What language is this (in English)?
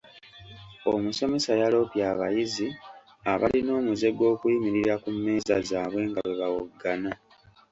Ganda